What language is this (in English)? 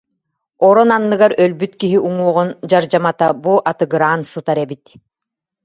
Yakut